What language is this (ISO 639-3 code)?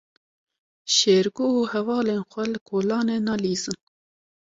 kur